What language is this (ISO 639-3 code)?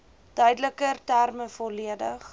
afr